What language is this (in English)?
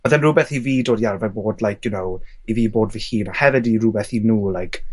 Welsh